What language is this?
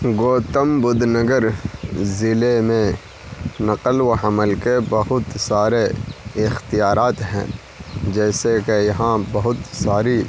Urdu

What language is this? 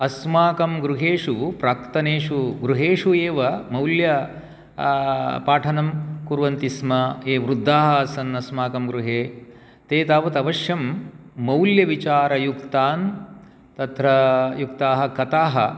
Sanskrit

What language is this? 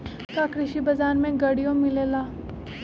Magahi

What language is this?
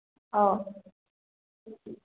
Manipuri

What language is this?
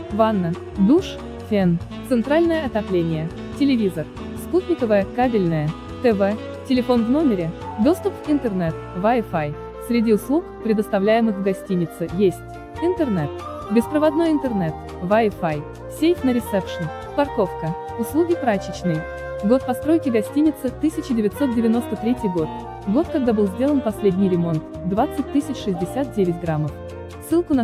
Russian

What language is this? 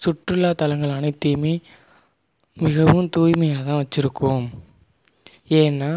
Tamil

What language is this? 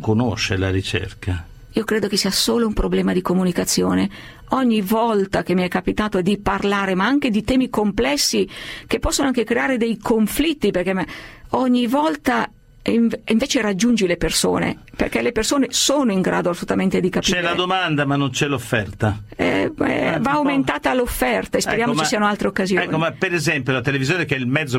Italian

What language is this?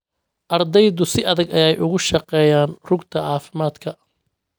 Somali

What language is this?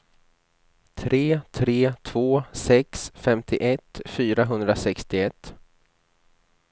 Swedish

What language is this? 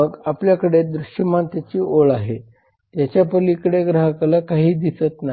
Marathi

